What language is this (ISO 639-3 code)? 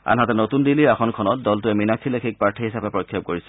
asm